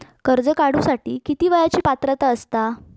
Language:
Marathi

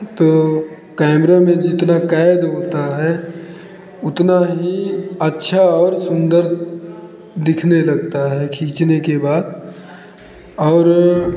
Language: Hindi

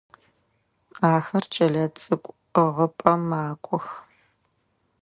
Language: Adyghe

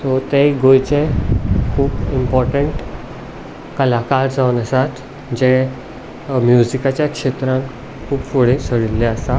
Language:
Konkani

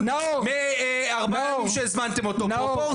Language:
Hebrew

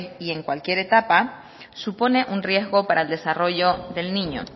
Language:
Spanish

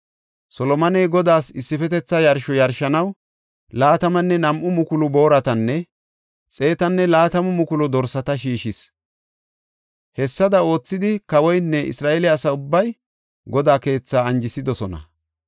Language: Gofa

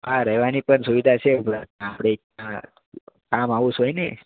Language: Gujarati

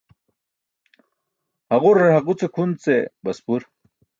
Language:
Burushaski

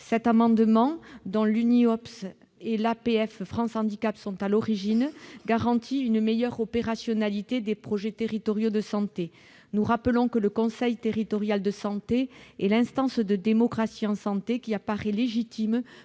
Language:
French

